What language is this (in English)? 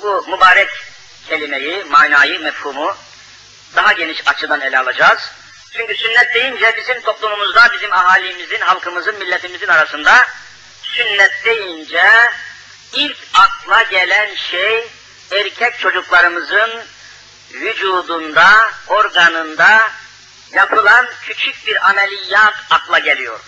Turkish